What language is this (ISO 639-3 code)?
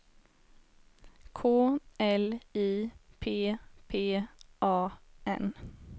swe